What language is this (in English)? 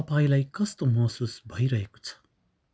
Nepali